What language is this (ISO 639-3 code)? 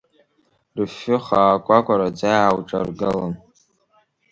abk